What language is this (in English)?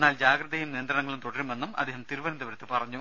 Malayalam